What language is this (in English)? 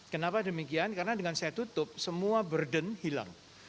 Indonesian